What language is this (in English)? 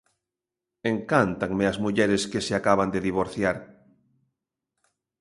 Galician